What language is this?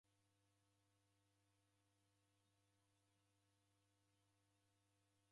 Taita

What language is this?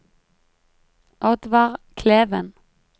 Norwegian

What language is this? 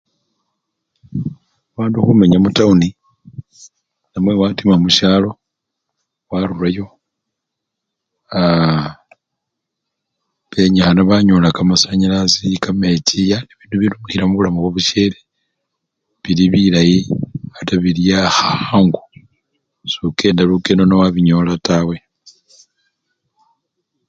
Luyia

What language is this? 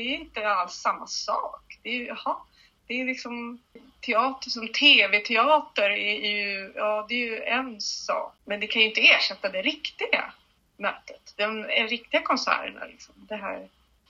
Swedish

